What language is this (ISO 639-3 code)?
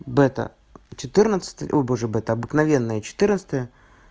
rus